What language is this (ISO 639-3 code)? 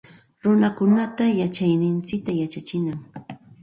qxt